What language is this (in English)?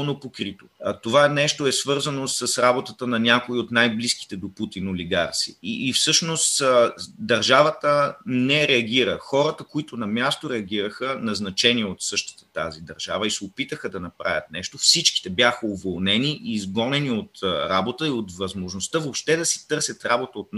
Bulgarian